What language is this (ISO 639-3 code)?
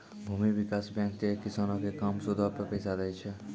mai